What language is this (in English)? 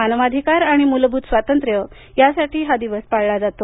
Marathi